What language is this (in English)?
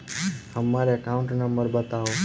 Maithili